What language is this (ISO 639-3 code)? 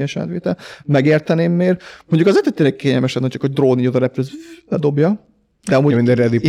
hun